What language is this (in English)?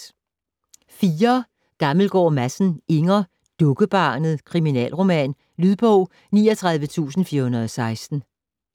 Danish